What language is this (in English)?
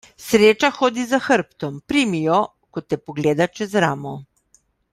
Slovenian